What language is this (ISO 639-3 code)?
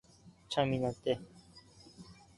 jpn